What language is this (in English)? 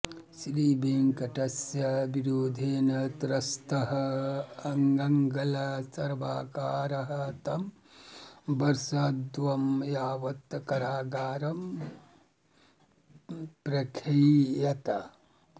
Sanskrit